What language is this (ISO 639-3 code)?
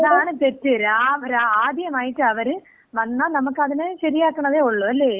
mal